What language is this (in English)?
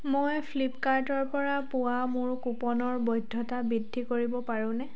Assamese